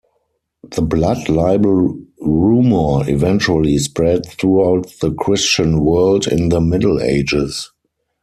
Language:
English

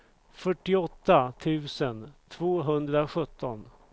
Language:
Swedish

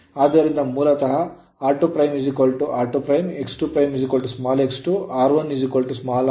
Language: Kannada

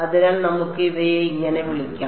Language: Malayalam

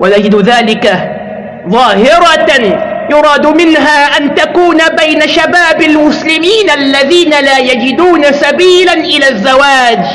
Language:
Arabic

